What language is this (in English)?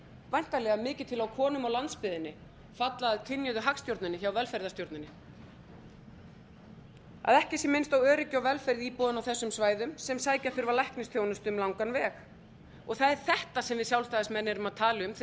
Icelandic